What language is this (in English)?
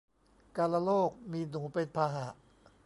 Thai